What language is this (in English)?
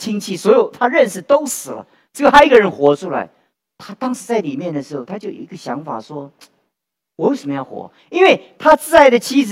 Chinese